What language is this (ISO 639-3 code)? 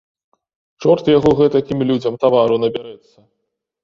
bel